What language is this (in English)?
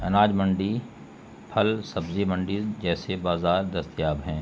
Urdu